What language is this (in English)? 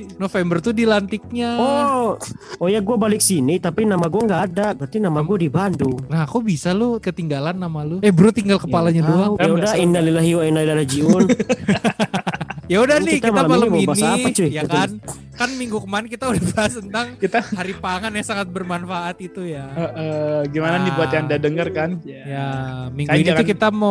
Indonesian